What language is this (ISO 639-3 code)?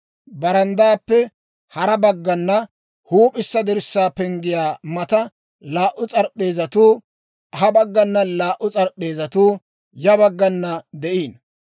dwr